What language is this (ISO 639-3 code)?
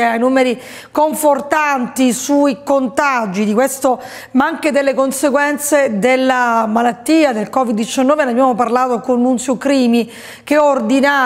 ita